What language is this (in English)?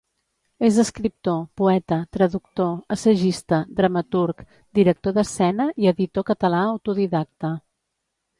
Catalan